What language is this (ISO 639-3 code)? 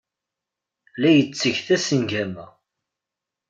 kab